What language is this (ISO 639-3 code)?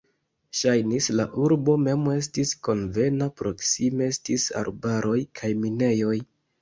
epo